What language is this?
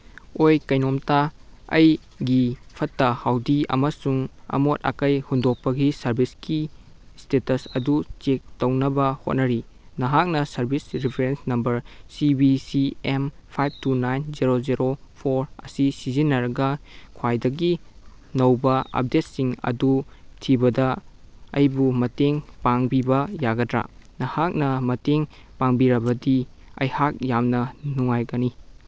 Manipuri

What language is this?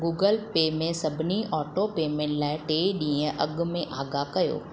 Sindhi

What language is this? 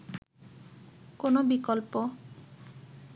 Bangla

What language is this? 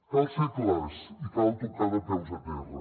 Catalan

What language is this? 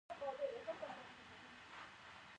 Pashto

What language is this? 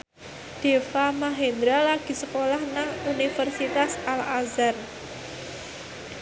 Javanese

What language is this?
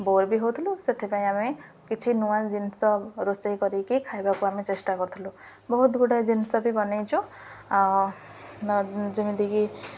Odia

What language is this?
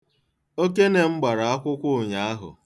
Igbo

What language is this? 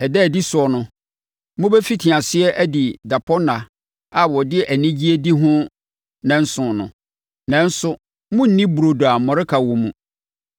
Akan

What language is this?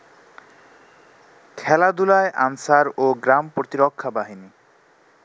Bangla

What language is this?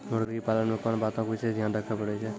Maithili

